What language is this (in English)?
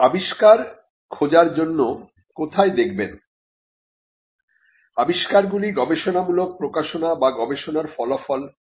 Bangla